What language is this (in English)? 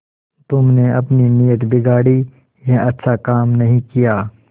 Hindi